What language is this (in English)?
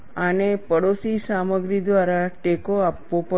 Gujarati